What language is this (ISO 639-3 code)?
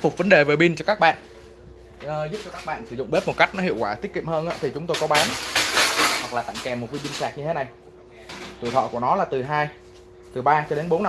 vie